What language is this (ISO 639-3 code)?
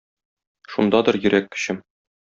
tat